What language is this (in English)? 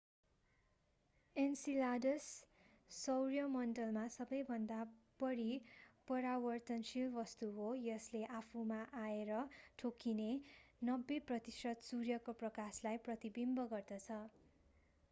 Nepali